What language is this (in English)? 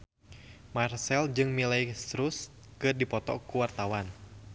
Sundanese